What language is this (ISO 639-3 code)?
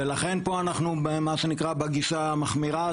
heb